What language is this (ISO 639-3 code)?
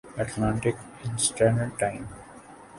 urd